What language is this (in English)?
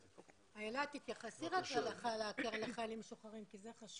Hebrew